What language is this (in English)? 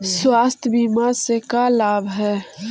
Magahi